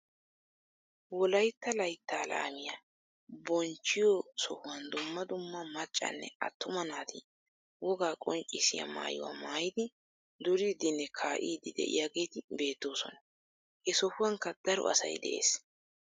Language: Wolaytta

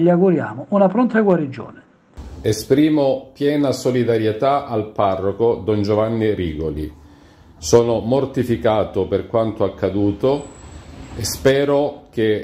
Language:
Italian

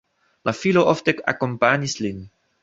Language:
Esperanto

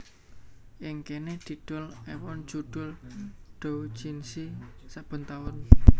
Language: Javanese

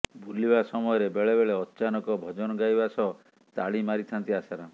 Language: Odia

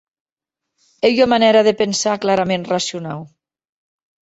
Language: Occitan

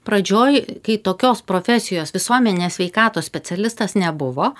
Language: Lithuanian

